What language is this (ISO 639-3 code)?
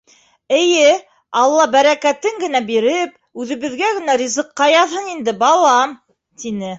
bak